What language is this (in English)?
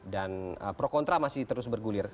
Indonesian